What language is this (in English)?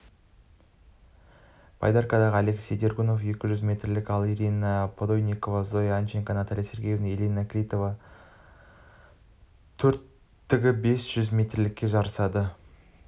Kazakh